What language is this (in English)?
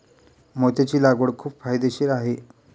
Marathi